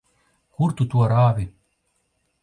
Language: Latvian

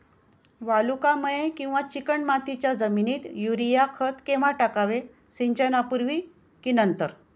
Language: Marathi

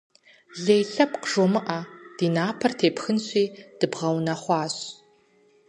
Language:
Kabardian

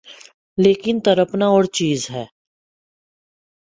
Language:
Urdu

